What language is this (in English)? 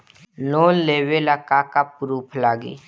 Bhojpuri